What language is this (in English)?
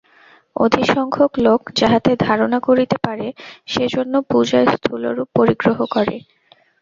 Bangla